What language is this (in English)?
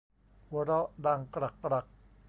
Thai